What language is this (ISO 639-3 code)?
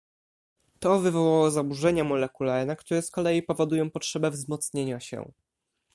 pol